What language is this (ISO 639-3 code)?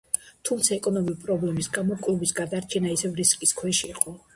kat